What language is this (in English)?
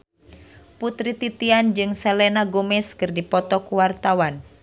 Sundanese